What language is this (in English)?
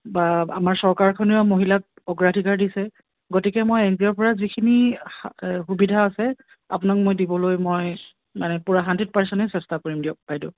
Assamese